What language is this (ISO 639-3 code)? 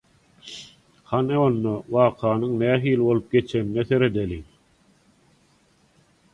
tuk